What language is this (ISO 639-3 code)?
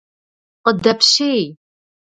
kbd